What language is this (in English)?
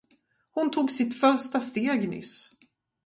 Swedish